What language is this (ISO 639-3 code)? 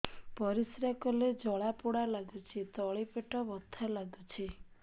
ori